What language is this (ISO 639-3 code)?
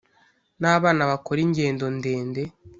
kin